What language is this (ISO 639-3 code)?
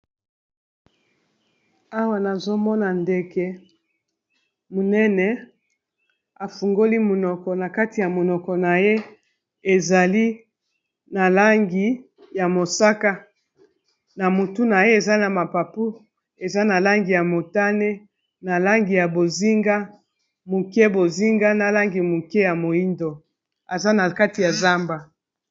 lin